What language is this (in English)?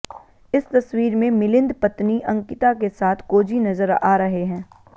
Hindi